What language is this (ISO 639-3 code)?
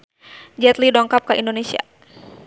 sun